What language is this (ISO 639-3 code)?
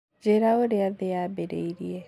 kik